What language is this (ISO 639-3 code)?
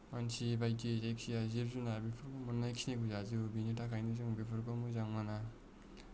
brx